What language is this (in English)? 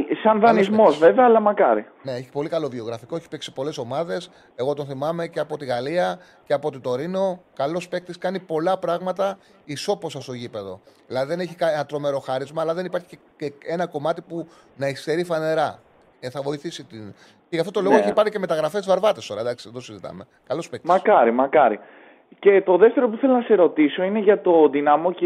Greek